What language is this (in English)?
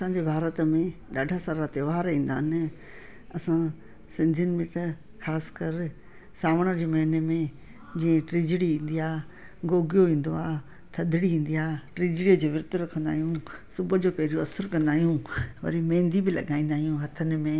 Sindhi